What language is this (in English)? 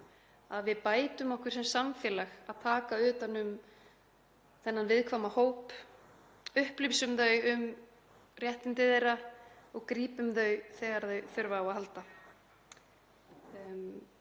Icelandic